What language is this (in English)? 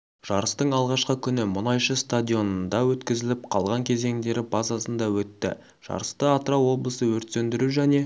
Kazakh